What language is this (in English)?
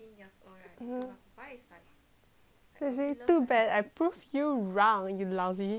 English